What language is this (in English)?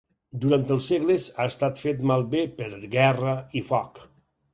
Catalan